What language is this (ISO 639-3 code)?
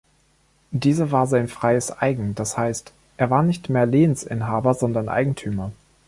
deu